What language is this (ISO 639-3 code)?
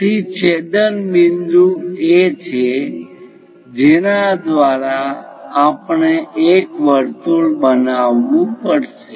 guj